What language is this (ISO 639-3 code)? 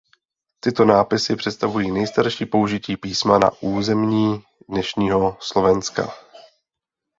ces